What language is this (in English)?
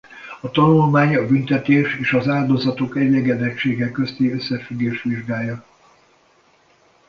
Hungarian